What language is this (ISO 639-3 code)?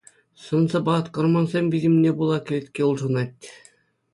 chv